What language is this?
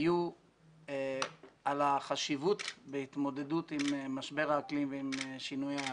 Hebrew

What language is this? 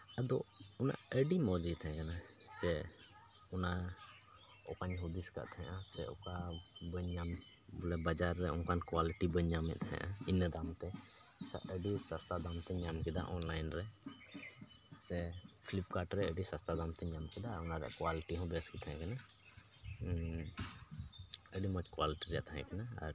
Santali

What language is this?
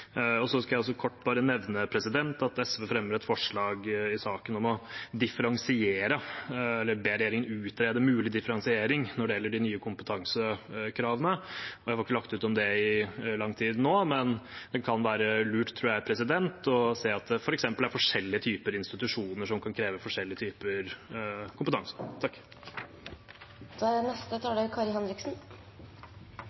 Norwegian Bokmål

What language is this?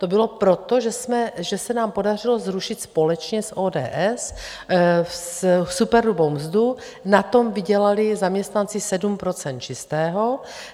Czech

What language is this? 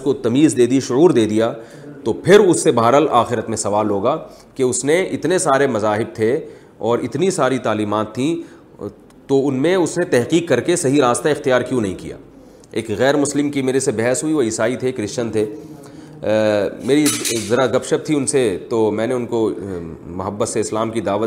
Urdu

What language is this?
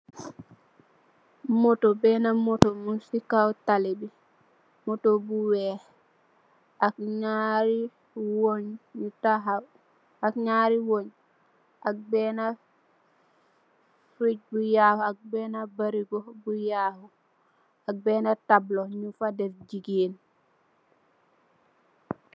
Wolof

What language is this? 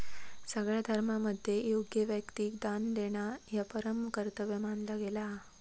Marathi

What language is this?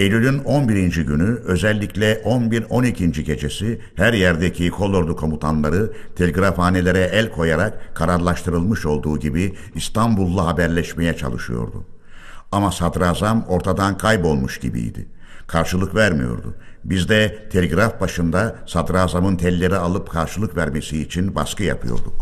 Turkish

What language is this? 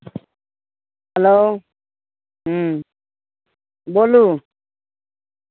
Maithili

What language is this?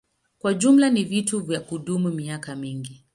Swahili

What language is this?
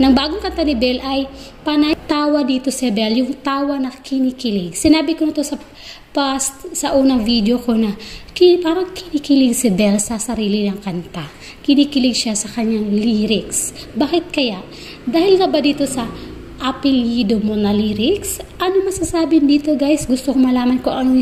Filipino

